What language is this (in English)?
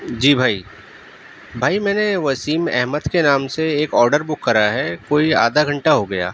Urdu